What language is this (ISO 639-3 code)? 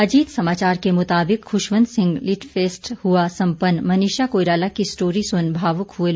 hin